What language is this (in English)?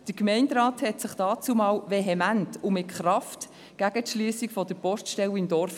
Swiss German